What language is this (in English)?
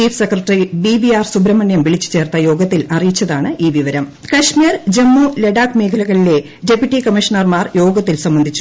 Malayalam